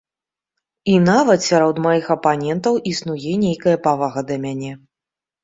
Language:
Belarusian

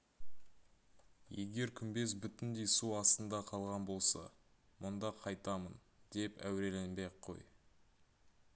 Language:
Kazakh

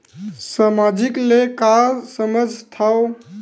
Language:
Chhattisgarhi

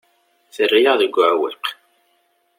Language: Kabyle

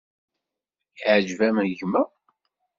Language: Kabyle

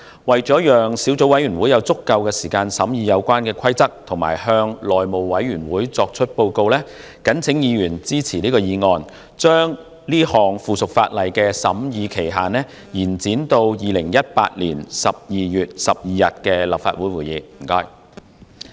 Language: Cantonese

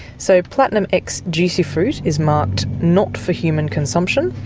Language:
English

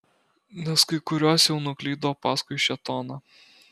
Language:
Lithuanian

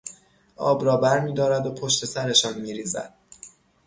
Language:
Persian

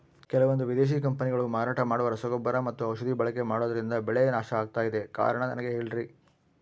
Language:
Kannada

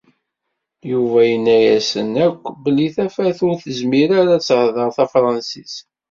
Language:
Kabyle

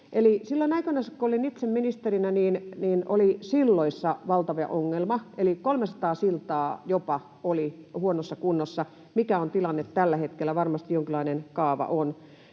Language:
Finnish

